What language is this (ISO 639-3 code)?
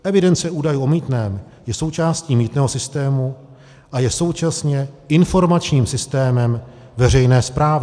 ces